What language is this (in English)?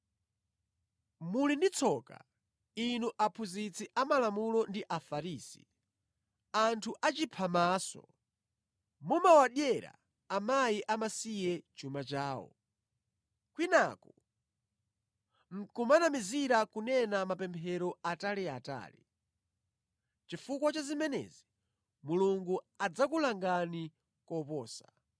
Nyanja